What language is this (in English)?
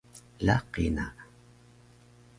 Taroko